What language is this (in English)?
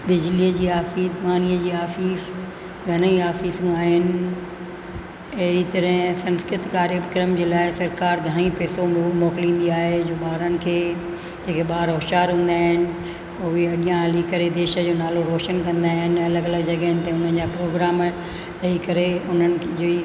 Sindhi